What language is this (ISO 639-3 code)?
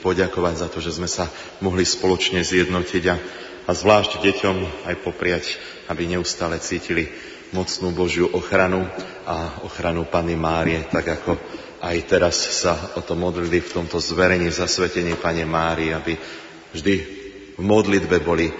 slk